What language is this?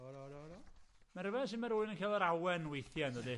Welsh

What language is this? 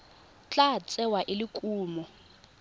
Tswana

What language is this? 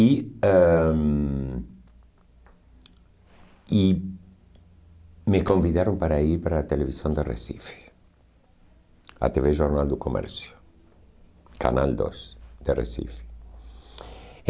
Portuguese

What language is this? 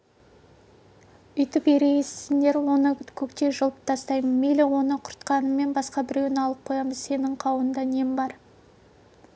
Kazakh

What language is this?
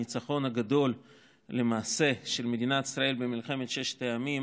Hebrew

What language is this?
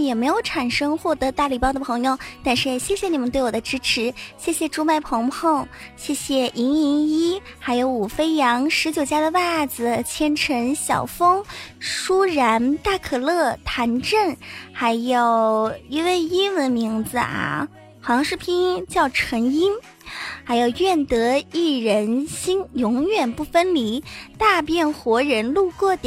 Chinese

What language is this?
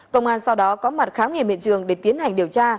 Vietnamese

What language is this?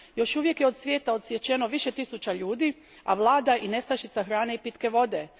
Croatian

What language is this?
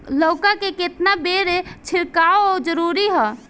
Bhojpuri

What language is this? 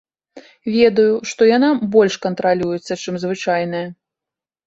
Belarusian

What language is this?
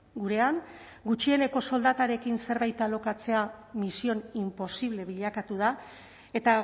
Basque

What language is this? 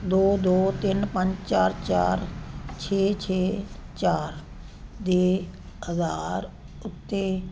Punjabi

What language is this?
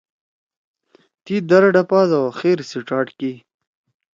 Torwali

